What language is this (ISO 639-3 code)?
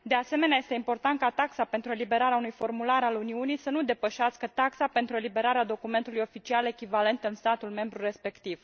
ron